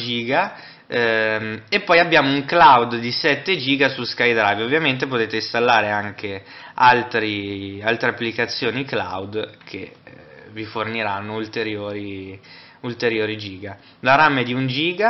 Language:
Italian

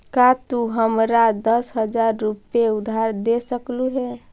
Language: Magahi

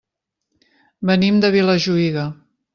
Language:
Catalan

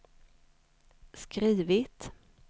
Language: Swedish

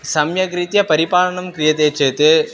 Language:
Sanskrit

